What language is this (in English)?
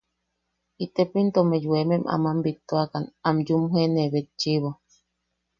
Yaqui